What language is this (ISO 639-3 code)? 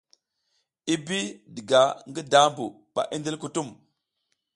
giz